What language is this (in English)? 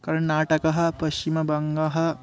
Sanskrit